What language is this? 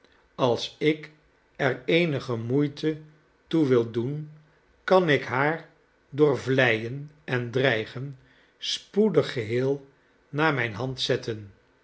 Dutch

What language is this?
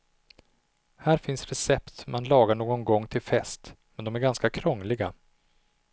Swedish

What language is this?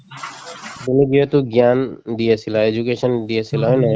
Assamese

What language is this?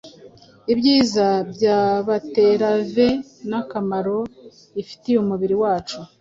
Kinyarwanda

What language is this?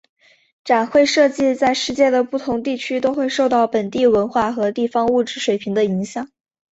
Chinese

